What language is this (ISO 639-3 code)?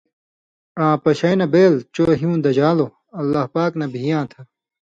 mvy